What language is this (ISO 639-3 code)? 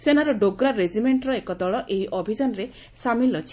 ori